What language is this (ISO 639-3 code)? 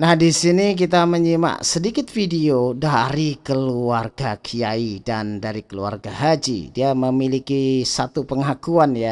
ind